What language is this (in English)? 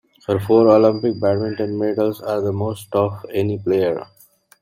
English